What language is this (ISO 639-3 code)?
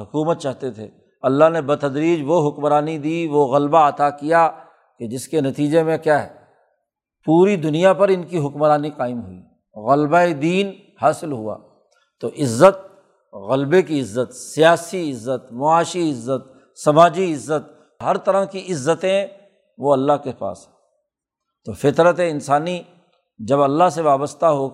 urd